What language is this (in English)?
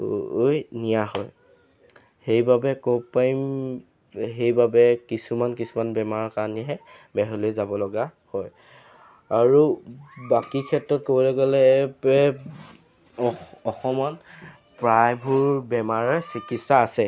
Assamese